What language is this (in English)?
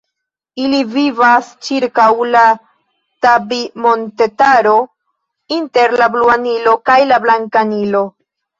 Esperanto